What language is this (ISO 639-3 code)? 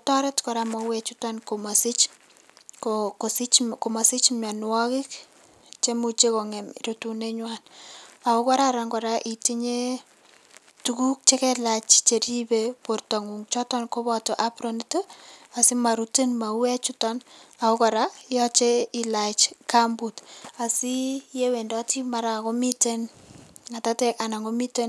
kln